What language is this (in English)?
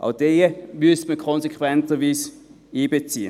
Swiss German